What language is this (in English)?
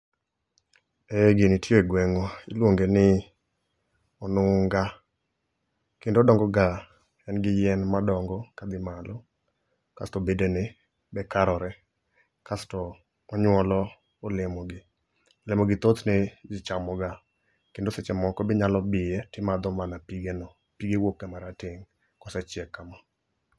Luo (Kenya and Tanzania)